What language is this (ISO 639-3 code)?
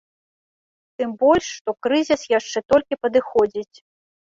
bel